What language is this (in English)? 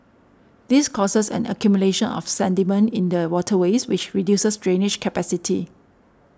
English